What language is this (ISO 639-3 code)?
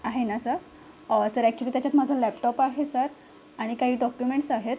mar